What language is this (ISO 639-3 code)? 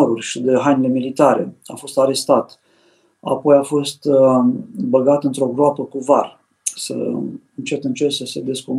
ron